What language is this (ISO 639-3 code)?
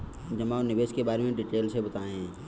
hin